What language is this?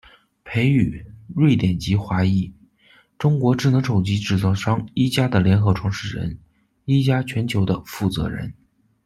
Chinese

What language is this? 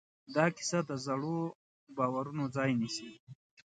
Pashto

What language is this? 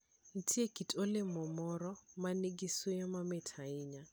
Luo (Kenya and Tanzania)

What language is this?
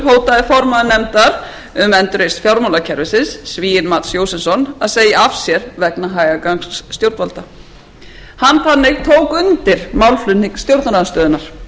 Icelandic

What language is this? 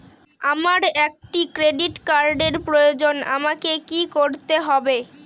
Bangla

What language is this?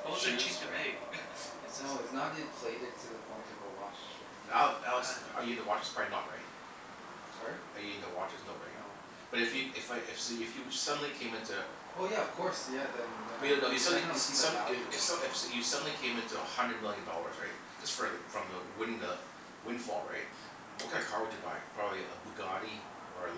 English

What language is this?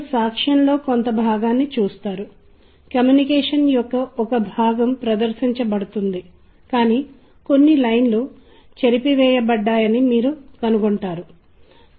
Telugu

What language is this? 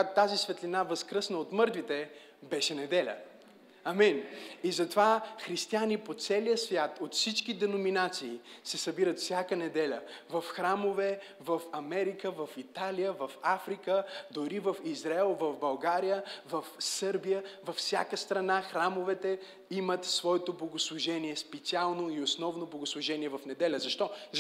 Bulgarian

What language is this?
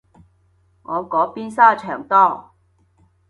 Cantonese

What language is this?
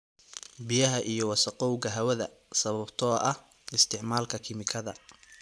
Somali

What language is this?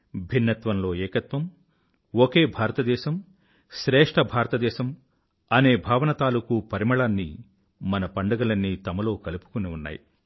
Telugu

